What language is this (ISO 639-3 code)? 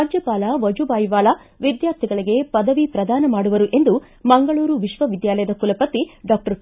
kan